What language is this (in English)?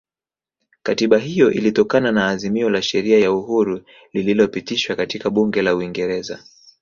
Swahili